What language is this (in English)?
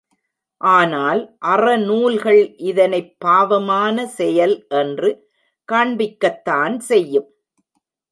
Tamil